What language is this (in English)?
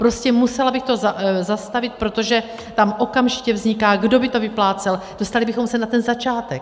Czech